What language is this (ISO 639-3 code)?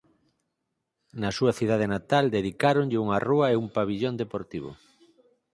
glg